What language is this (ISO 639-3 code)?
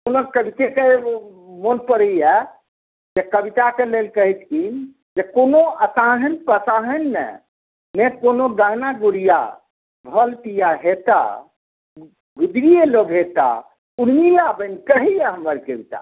mai